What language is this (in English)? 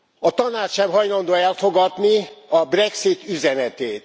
Hungarian